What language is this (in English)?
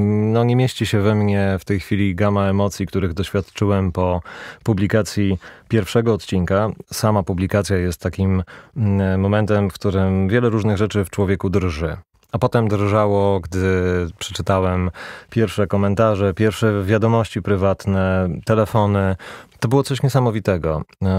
Polish